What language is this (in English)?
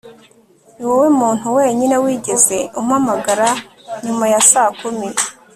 Kinyarwanda